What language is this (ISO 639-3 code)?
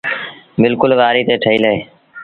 sbn